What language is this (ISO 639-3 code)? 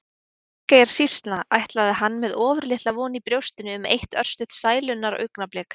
isl